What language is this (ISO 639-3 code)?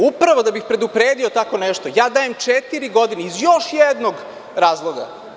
srp